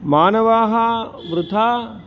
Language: Sanskrit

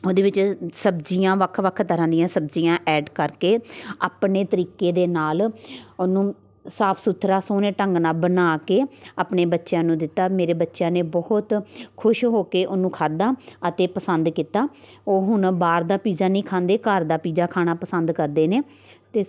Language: Punjabi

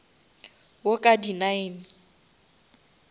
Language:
Northern Sotho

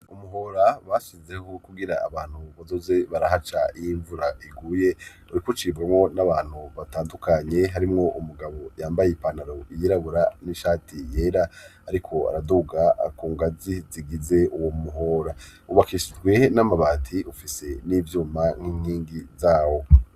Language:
Rundi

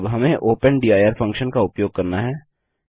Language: Hindi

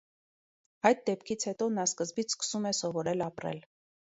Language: Armenian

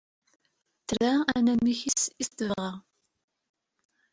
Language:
Kabyle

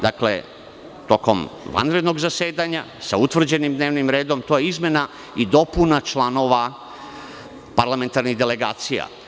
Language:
Serbian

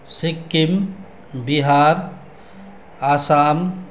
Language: Nepali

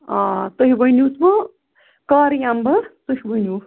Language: Kashmiri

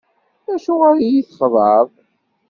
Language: Kabyle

